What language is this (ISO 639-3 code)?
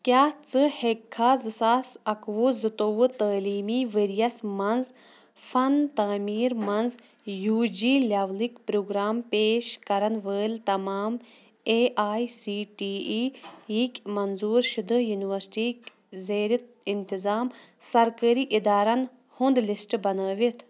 kas